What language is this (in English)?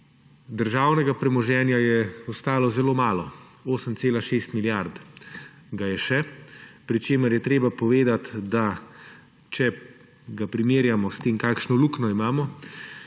Slovenian